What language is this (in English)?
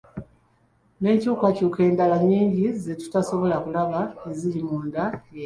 Ganda